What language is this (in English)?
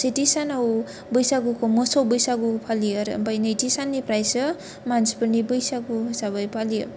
Bodo